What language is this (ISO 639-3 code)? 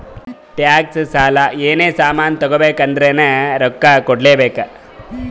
kan